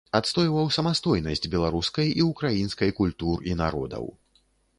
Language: Belarusian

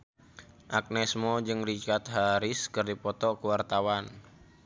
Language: Sundanese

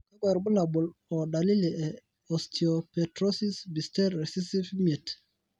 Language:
Masai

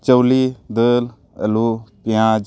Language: Santali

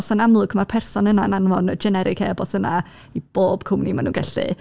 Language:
Welsh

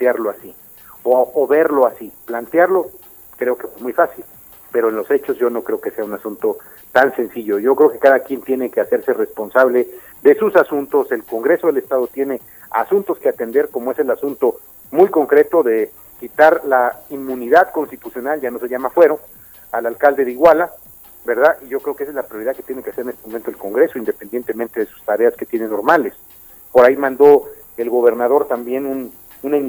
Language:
Spanish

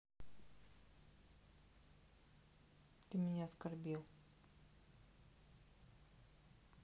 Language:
Russian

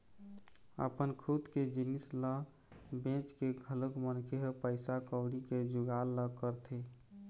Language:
Chhattisgarhi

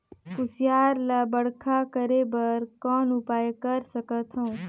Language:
Chhattisgarhi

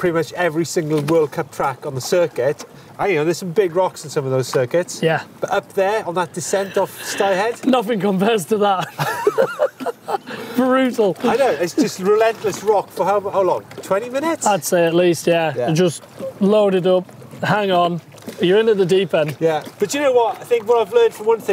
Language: English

